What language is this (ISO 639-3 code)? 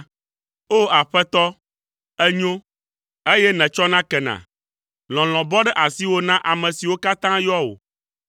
ewe